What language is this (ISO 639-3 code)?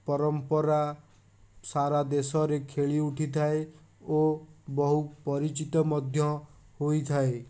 ori